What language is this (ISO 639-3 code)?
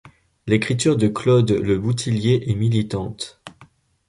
fra